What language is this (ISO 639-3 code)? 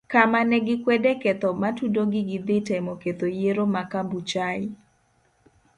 luo